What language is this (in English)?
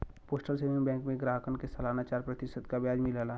Bhojpuri